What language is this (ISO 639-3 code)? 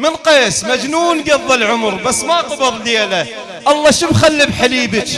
ara